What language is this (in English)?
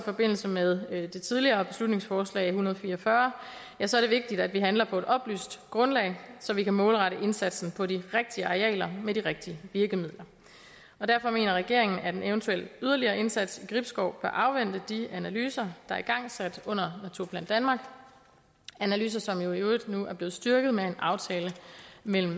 Danish